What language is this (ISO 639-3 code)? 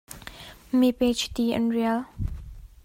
cnh